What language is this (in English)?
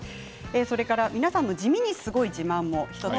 Japanese